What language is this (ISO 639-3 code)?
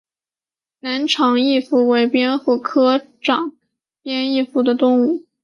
zho